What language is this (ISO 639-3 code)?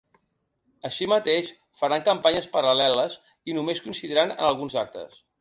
cat